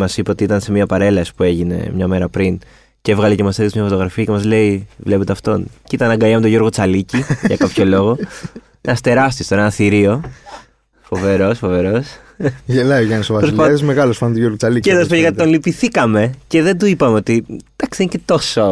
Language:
Greek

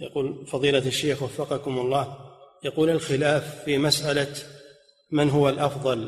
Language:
Arabic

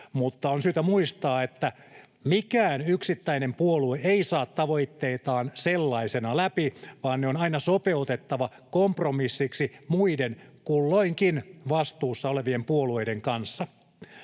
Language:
Finnish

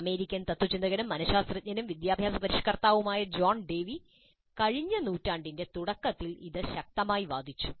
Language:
Malayalam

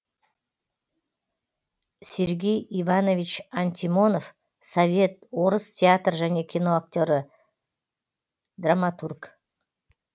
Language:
Kazakh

